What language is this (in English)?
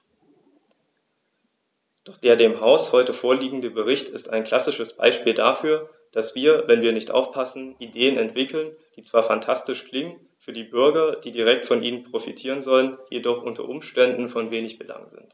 German